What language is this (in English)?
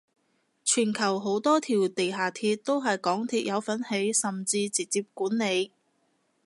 Cantonese